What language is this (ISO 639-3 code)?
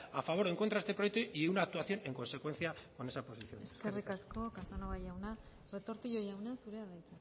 spa